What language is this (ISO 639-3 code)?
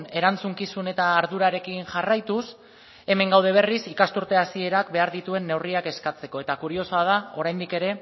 eus